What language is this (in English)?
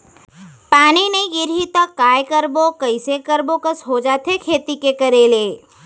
Chhattisgarhi